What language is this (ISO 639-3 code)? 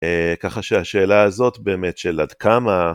heb